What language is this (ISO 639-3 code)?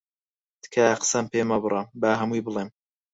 ckb